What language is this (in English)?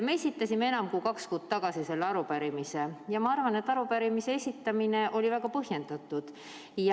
Estonian